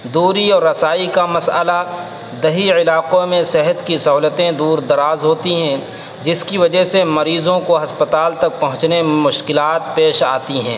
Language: Urdu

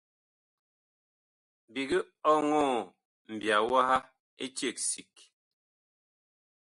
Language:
Bakoko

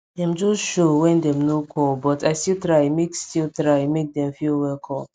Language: Nigerian Pidgin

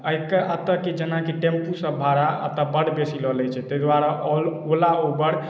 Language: Maithili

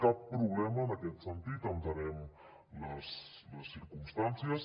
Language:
Catalan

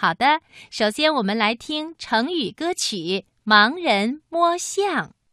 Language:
Chinese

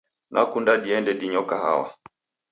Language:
Taita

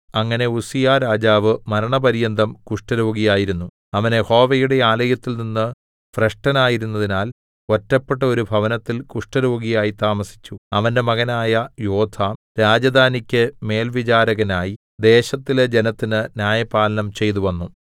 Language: Malayalam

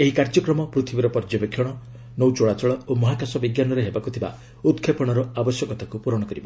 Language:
Odia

